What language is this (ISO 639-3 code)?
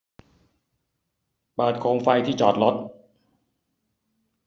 tha